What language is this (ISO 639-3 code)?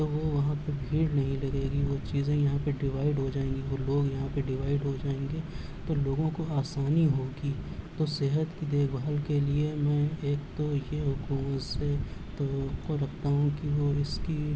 urd